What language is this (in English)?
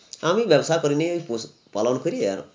Bangla